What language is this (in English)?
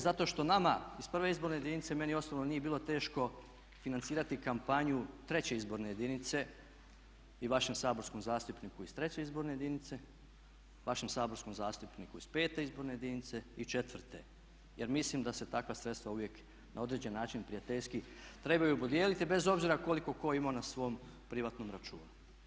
Croatian